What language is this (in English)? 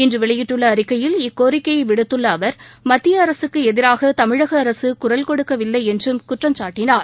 Tamil